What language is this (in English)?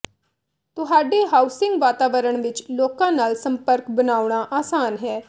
Punjabi